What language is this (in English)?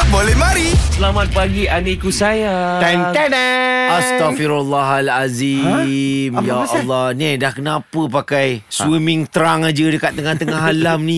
Malay